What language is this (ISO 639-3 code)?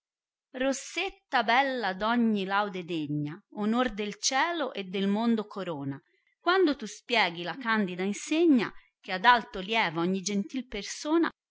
ita